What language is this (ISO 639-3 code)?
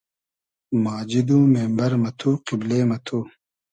haz